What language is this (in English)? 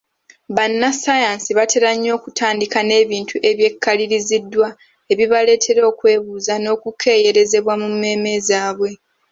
Ganda